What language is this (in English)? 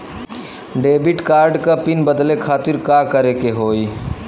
Bhojpuri